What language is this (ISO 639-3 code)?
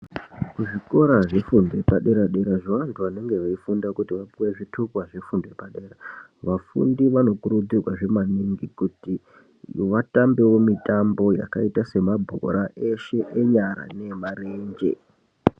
ndc